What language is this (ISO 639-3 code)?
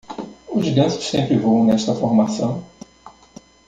por